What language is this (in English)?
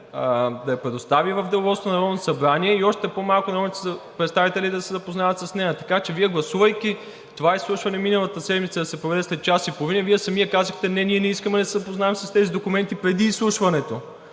Bulgarian